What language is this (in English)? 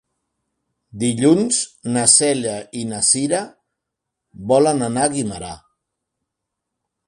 Catalan